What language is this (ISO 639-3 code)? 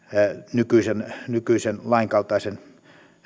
fin